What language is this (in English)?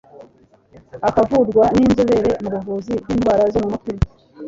Kinyarwanda